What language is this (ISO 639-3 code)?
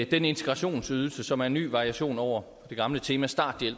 dan